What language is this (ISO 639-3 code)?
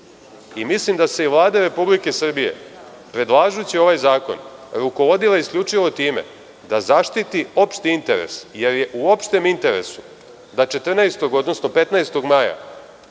srp